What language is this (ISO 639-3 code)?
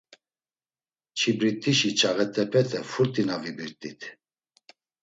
lzz